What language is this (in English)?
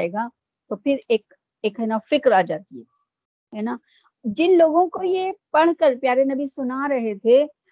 Urdu